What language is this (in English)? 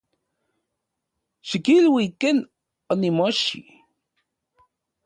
Central Puebla Nahuatl